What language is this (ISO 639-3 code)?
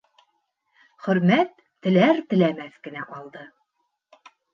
bak